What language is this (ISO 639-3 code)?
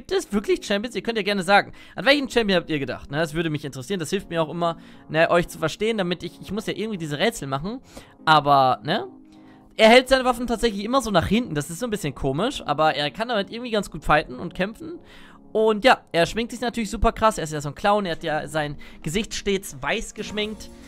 deu